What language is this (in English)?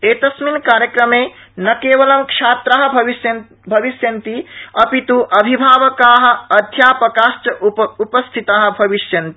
Sanskrit